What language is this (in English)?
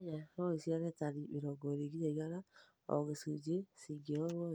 Kikuyu